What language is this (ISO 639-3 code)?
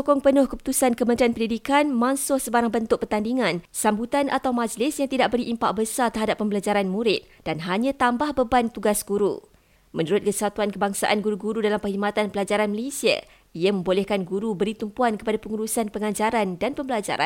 msa